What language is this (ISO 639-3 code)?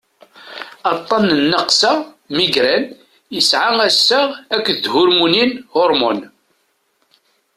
kab